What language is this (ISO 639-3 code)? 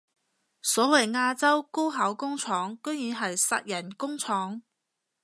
yue